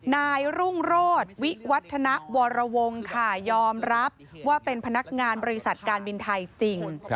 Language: Thai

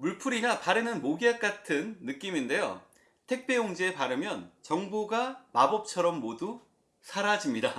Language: Korean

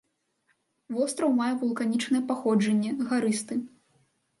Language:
Belarusian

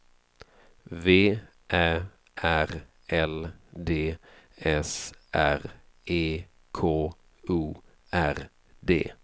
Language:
Swedish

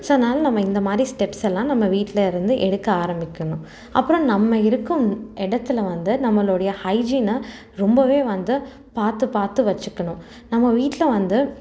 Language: Tamil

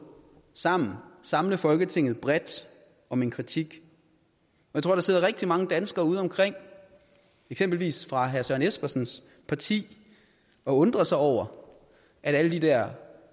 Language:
Danish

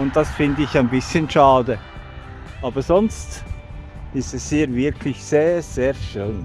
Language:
German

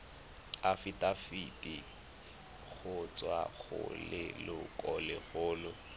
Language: Tswana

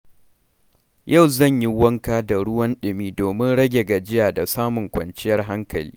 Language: Hausa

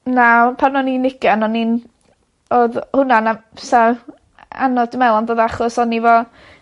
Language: Welsh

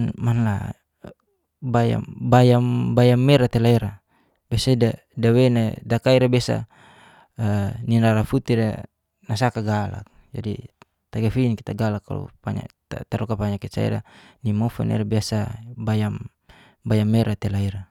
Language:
Geser-Gorom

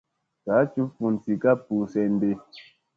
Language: Musey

